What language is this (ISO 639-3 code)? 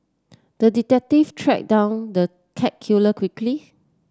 eng